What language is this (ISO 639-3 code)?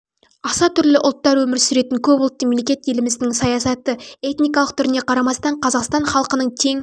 kaz